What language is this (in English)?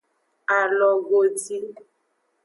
Aja (Benin)